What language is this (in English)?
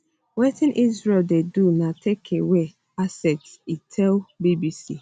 Nigerian Pidgin